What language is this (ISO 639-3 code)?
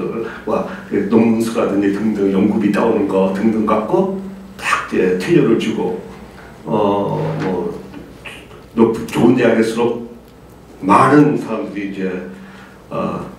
kor